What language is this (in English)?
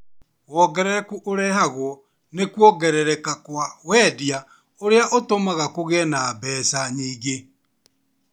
Kikuyu